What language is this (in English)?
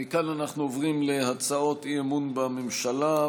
Hebrew